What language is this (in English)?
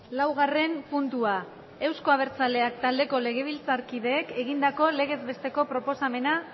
Basque